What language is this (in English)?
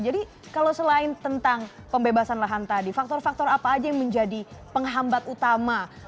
Indonesian